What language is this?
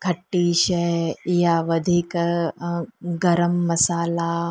Sindhi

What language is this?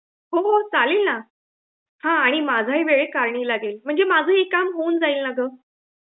Marathi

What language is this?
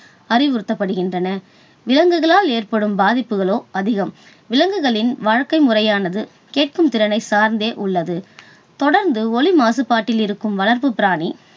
Tamil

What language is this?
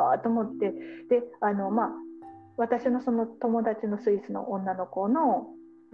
Japanese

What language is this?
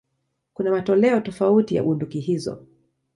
Swahili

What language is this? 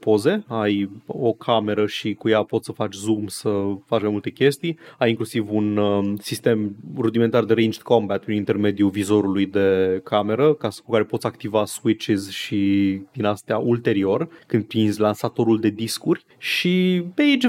Romanian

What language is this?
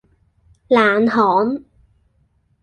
Cantonese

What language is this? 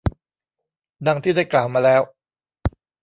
Thai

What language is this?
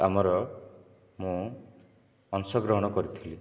Odia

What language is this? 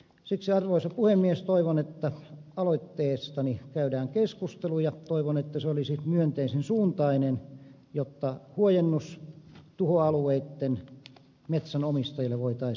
Finnish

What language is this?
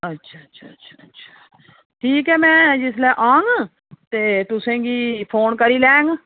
Dogri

